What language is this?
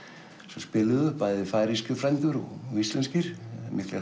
Icelandic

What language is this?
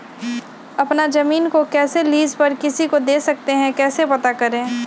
Magahi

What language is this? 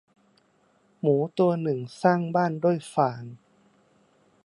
Thai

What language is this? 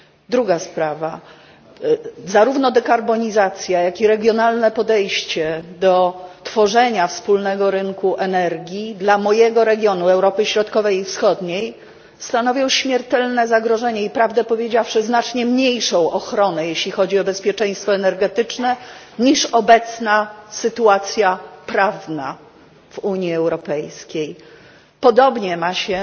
Polish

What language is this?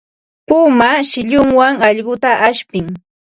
Ambo-Pasco Quechua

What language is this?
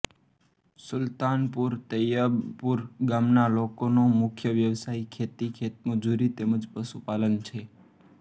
Gujarati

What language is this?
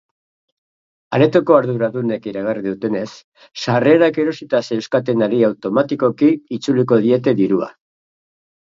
Basque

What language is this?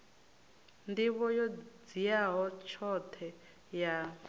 Venda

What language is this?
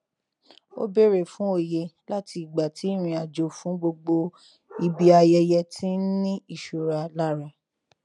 Yoruba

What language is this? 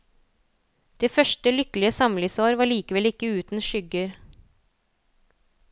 Norwegian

